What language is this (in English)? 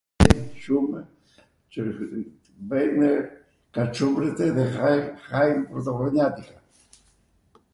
Arvanitika Albanian